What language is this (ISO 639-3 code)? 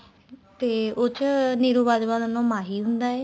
pan